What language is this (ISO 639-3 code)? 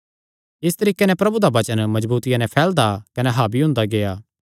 xnr